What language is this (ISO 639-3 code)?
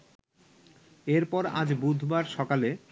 ben